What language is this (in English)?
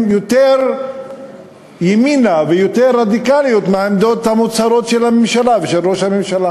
Hebrew